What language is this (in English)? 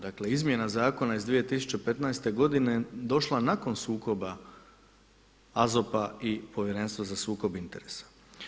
Croatian